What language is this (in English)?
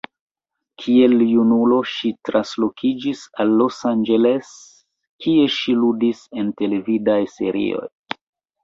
Esperanto